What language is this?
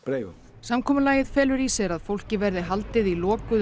Icelandic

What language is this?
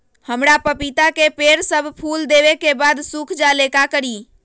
Magahi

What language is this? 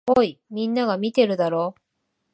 Japanese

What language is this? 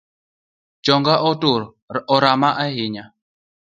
Luo (Kenya and Tanzania)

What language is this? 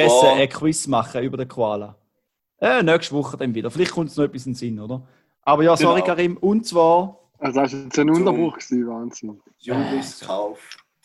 German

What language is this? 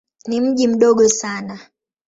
Swahili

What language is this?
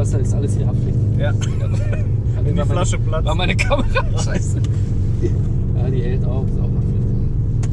German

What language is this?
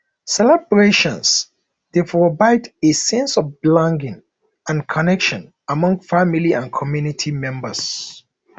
Nigerian Pidgin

